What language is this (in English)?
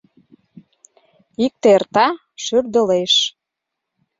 Mari